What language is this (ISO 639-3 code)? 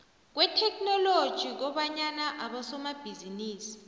nbl